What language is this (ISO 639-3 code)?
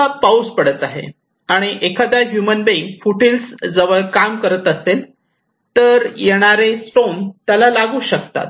mar